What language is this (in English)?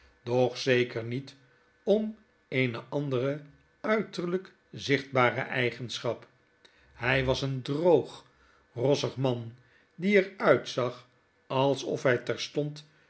Dutch